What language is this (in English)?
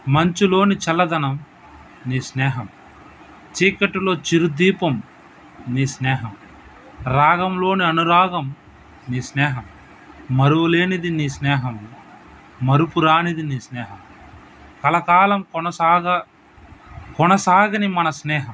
Telugu